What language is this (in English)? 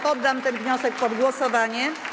Polish